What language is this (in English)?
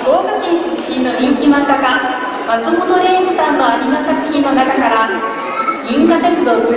Japanese